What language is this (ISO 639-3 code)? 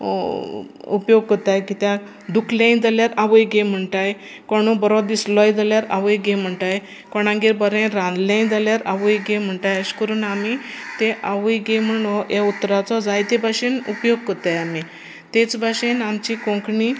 kok